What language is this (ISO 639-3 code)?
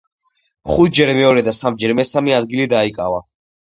kat